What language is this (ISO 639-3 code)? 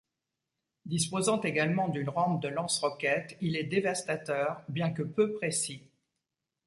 fra